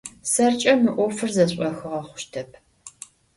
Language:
Adyghe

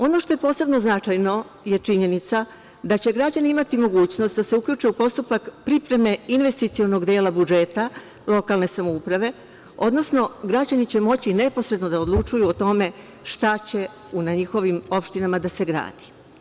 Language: Serbian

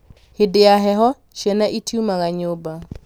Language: Kikuyu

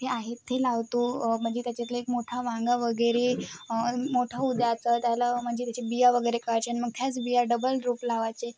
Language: Marathi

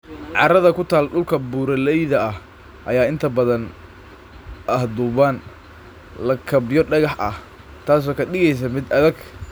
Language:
Somali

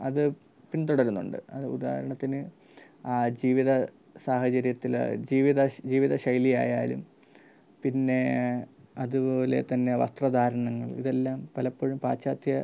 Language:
Malayalam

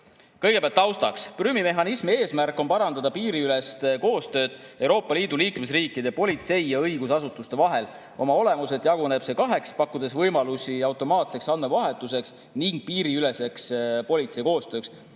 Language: Estonian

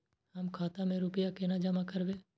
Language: Maithili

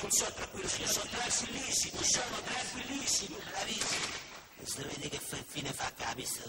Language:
Italian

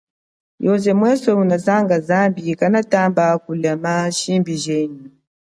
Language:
Chokwe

